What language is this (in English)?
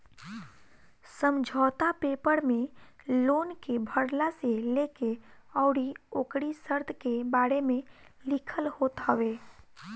Bhojpuri